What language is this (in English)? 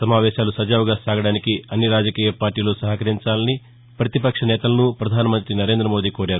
Telugu